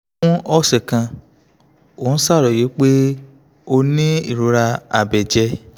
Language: Yoruba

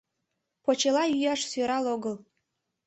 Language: Mari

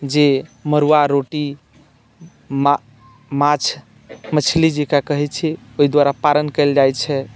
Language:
Maithili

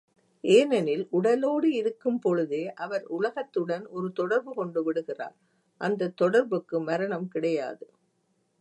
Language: Tamil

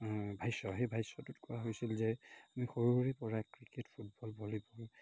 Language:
Assamese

